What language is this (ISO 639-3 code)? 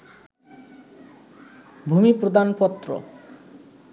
ben